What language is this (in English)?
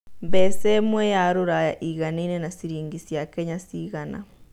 Kikuyu